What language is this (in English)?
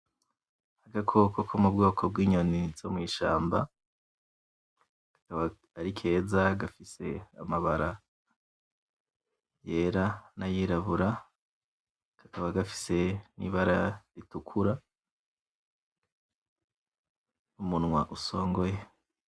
Rundi